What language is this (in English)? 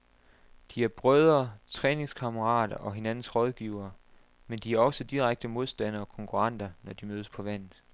Danish